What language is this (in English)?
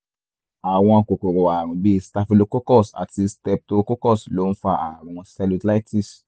Yoruba